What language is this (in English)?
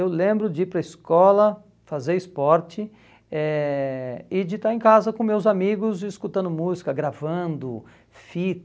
Portuguese